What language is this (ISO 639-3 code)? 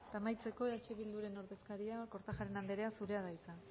eus